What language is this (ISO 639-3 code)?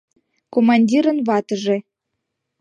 chm